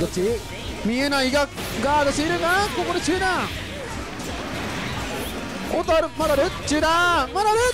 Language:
Japanese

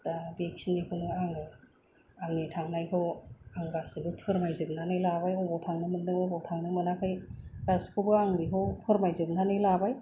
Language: Bodo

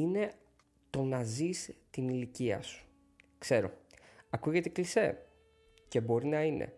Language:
Greek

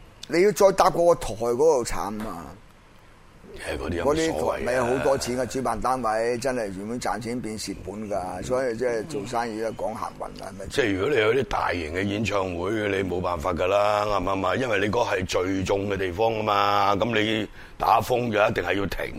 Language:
Chinese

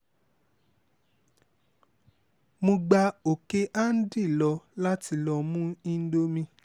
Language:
Yoruba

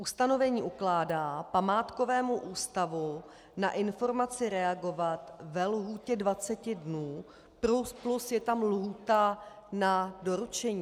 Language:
Czech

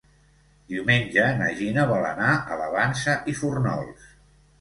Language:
Catalan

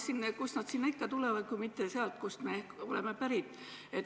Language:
Estonian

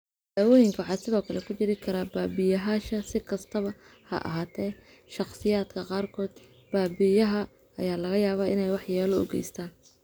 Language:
Somali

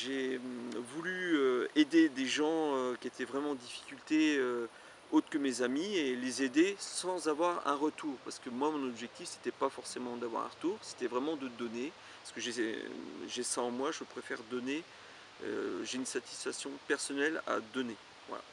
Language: French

